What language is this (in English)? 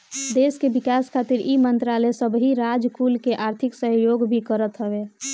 Bhojpuri